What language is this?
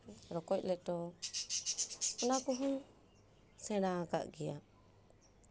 Santali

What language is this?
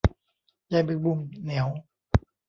Thai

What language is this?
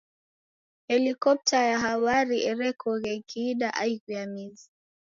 Taita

